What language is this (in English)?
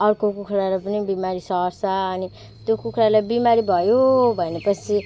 Nepali